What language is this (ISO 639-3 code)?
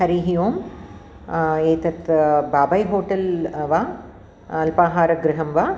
san